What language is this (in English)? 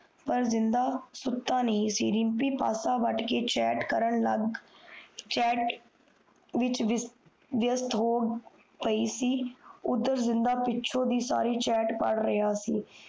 Punjabi